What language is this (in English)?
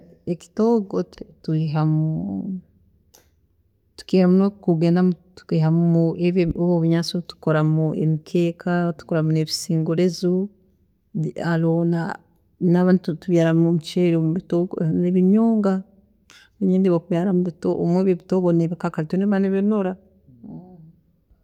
Tooro